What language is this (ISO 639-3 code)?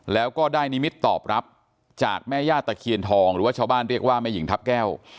tha